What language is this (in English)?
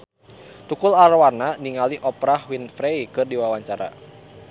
Sundanese